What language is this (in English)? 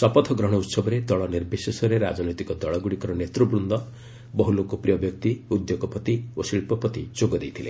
Odia